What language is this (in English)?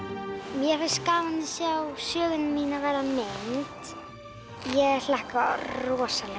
Icelandic